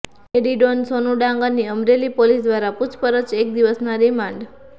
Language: Gujarati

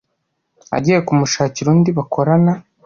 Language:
Kinyarwanda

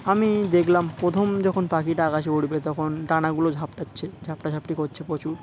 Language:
Bangla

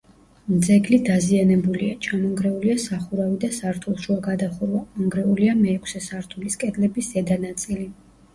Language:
Georgian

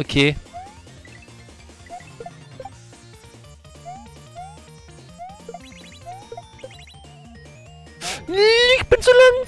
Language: German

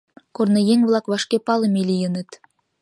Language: Mari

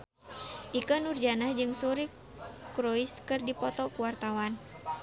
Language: Sundanese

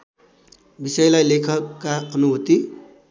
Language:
Nepali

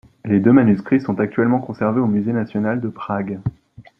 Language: French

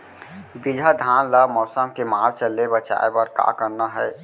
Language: Chhattisgarhi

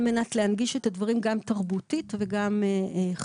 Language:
Hebrew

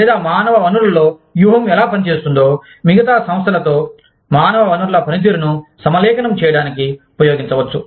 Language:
Telugu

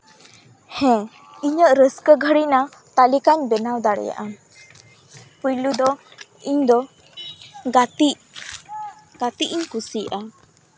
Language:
Santali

